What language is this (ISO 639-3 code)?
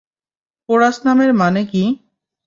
ben